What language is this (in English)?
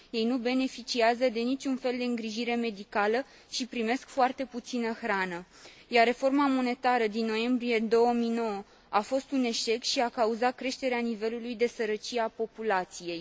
Romanian